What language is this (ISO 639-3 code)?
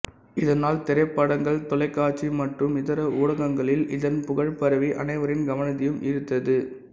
tam